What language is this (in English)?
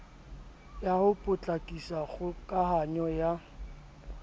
Southern Sotho